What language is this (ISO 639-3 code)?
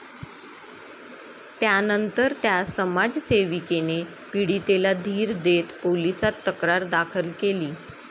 mar